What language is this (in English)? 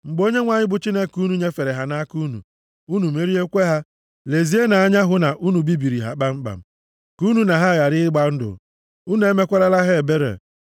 Igbo